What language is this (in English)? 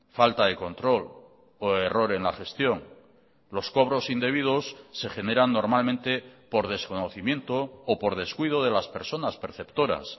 Spanish